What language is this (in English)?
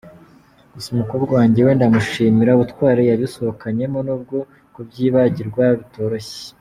Kinyarwanda